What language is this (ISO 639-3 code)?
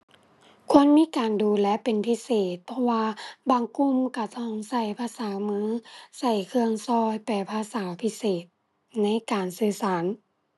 tha